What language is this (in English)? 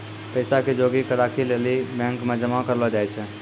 Maithili